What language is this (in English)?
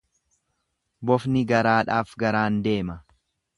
Oromo